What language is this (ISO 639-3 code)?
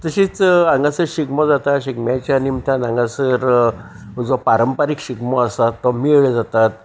kok